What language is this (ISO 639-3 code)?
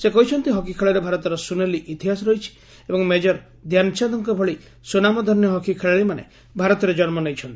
ori